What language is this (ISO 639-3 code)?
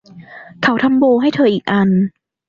tha